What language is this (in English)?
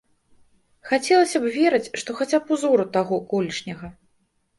Belarusian